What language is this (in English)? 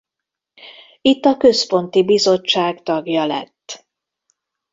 Hungarian